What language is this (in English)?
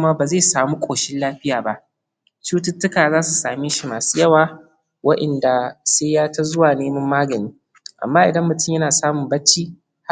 Hausa